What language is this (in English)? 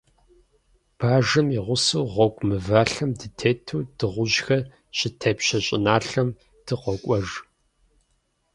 Kabardian